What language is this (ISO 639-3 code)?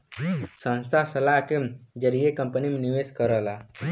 bho